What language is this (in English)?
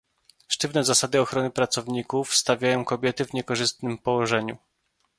Polish